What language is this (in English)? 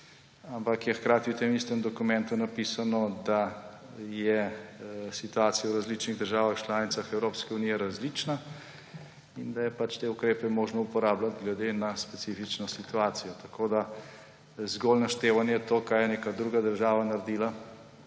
Slovenian